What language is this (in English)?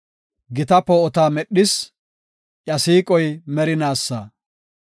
Gofa